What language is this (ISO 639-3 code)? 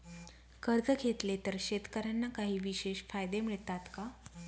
mar